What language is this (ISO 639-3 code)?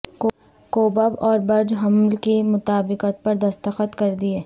urd